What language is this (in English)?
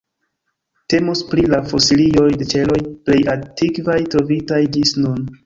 Esperanto